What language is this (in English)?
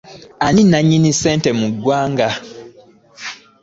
Ganda